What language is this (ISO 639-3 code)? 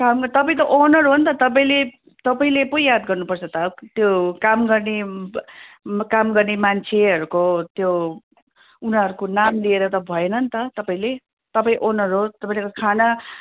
nep